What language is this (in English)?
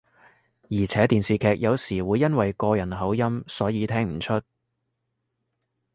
Cantonese